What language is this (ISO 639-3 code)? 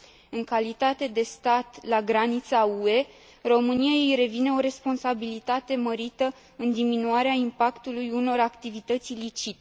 ron